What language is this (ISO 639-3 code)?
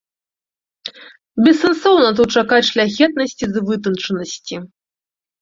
bel